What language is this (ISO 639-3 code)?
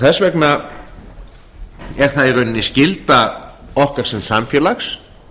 isl